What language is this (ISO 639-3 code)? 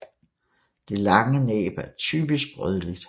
dan